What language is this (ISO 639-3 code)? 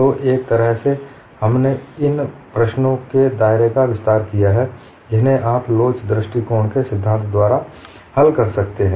hin